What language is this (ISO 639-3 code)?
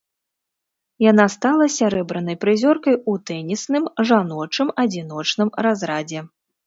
bel